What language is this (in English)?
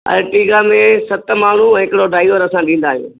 Sindhi